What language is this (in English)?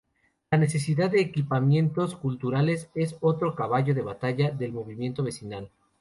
Spanish